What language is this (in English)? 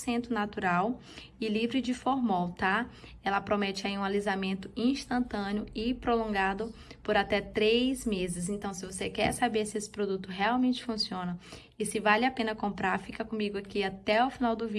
Portuguese